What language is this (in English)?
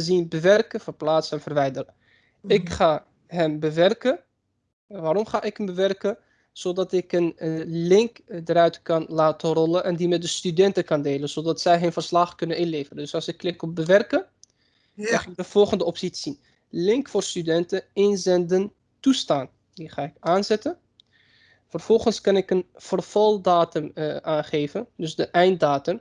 Dutch